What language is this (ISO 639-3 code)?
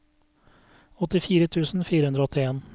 nor